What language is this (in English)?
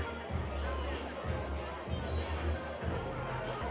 Thai